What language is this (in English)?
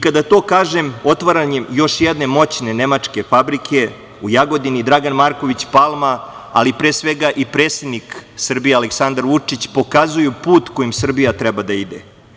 Serbian